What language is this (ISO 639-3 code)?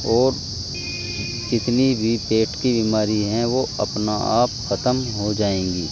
urd